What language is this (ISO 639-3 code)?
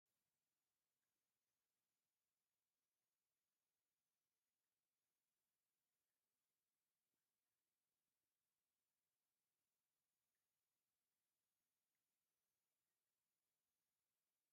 tir